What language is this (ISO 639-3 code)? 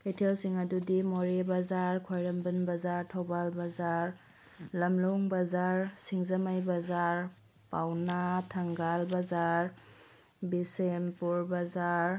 mni